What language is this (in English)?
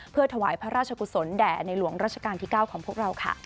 Thai